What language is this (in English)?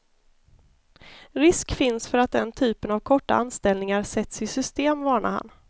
Swedish